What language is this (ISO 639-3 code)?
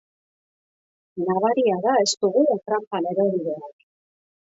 eus